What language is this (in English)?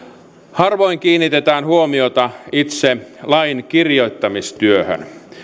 Finnish